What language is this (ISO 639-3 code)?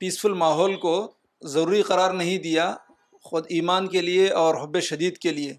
urd